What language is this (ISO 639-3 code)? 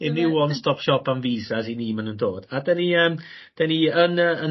cym